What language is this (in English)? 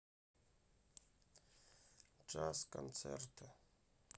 Russian